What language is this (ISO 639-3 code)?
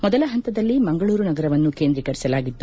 kan